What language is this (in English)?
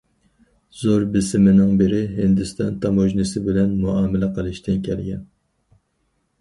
Uyghur